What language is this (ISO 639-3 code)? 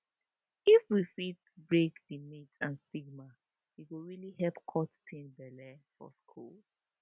pcm